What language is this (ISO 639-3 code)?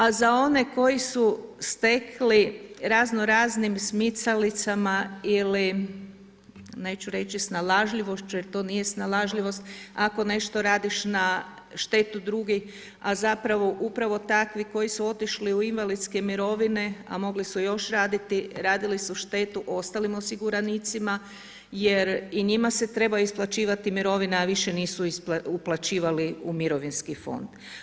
hrv